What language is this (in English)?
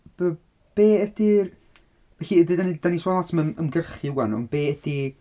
Welsh